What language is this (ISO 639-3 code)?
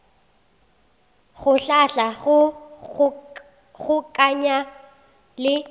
nso